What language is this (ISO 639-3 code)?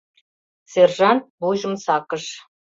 chm